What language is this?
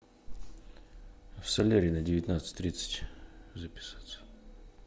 Russian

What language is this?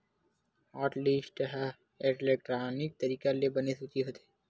Chhattisgarhi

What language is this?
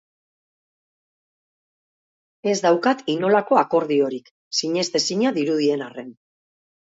Basque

